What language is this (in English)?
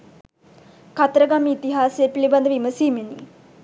Sinhala